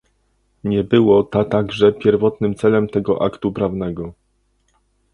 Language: Polish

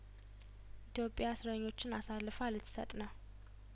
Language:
Amharic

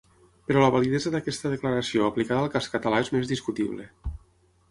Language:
Catalan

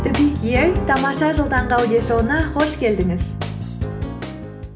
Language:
Kazakh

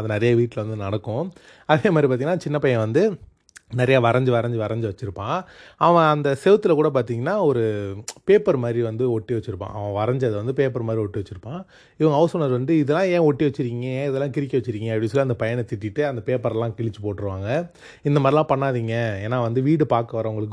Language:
Tamil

